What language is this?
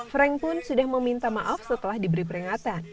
Indonesian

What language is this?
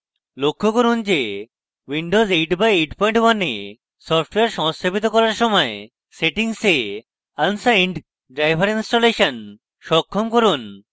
Bangla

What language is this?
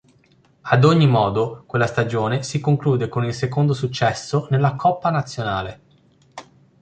Italian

